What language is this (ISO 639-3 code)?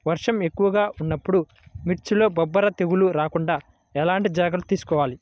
tel